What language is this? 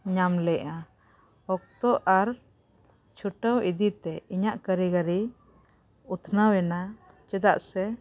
Santali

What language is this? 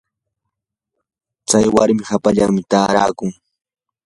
Yanahuanca Pasco Quechua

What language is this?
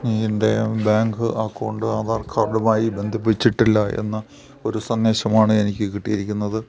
Malayalam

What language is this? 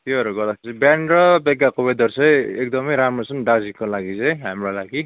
Nepali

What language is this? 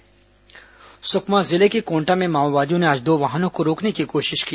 Hindi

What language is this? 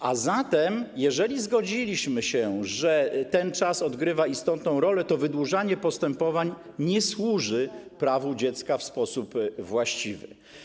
Polish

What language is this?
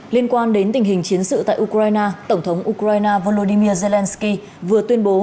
Vietnamese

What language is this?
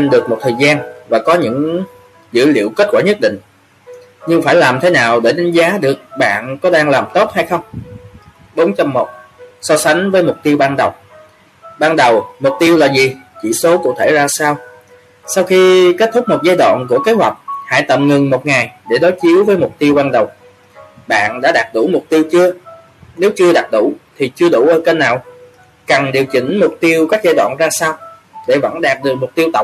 Vietnamese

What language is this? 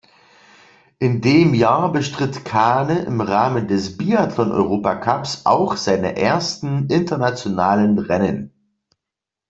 German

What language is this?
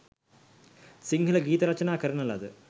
Sinhala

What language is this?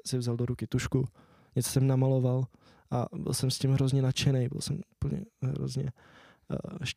Czech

